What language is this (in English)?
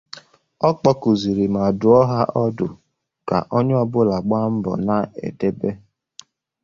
Igbo